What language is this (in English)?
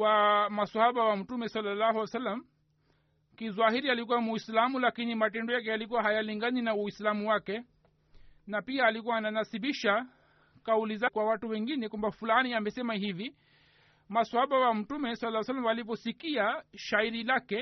Swahili